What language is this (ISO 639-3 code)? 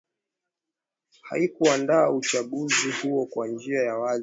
swa